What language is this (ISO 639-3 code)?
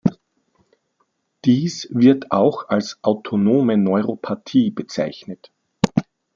deu